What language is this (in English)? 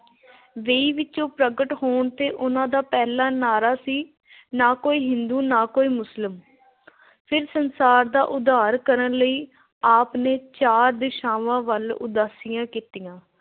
Punjabi